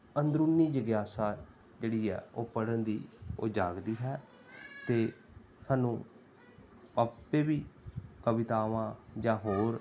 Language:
Punjabi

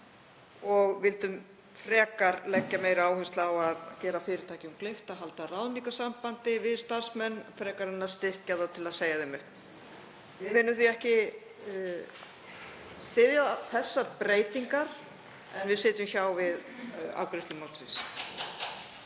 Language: Icelandic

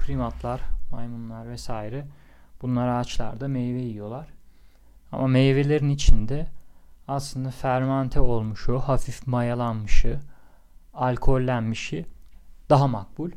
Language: Turkish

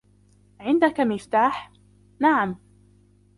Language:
Arabic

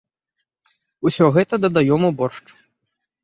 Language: Belarusian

